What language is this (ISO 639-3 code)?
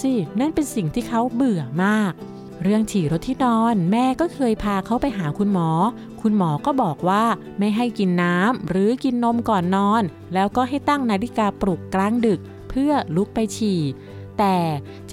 tha